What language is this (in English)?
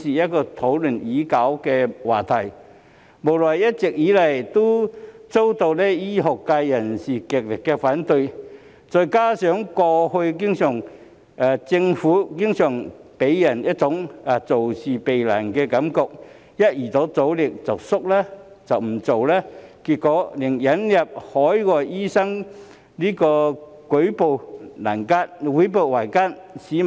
Cantonese